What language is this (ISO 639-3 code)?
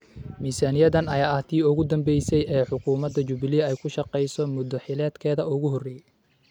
som